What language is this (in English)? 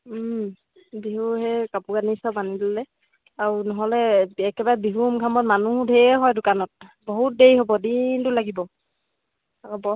Assamese